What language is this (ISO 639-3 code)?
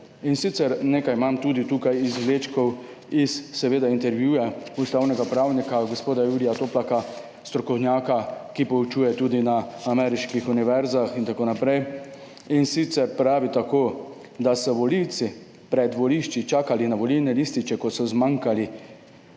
slv